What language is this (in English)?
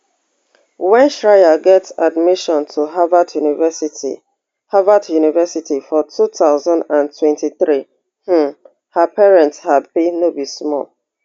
Nigerian Pidgin